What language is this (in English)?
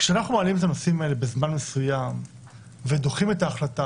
Hebrew